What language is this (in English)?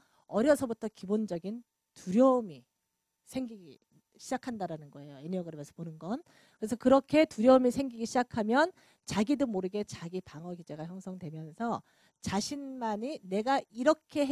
Korean